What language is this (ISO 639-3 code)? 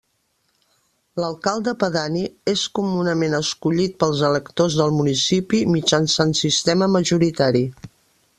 cat